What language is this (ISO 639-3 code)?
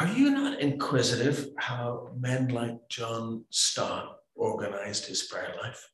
eng